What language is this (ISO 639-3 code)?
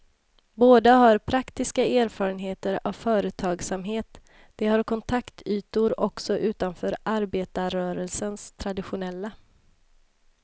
swe